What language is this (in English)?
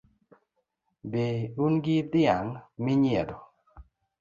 Luo (Kenya and Tanzania)